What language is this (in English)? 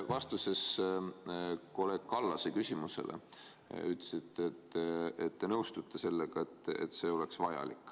Estonian